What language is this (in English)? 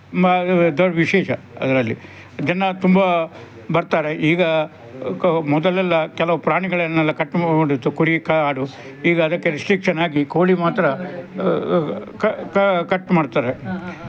Kannada